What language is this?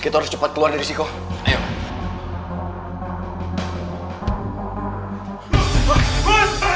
Indonesian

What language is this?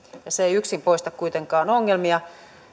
Finnish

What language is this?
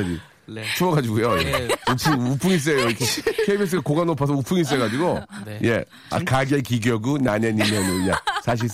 Korean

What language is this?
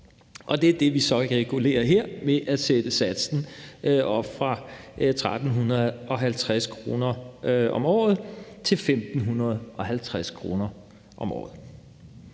Danish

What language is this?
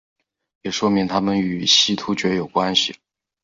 Chinese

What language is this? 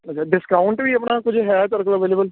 Punjabi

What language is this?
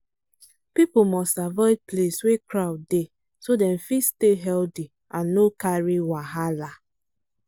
Nigerian Pidgin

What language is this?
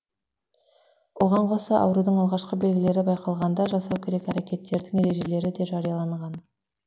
Kazakh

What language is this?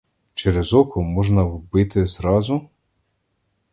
Ukrainian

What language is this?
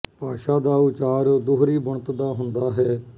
Punjabi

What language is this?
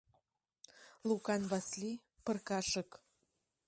Mari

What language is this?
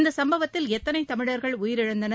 Tamil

